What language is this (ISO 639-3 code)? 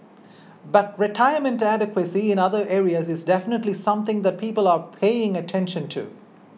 eng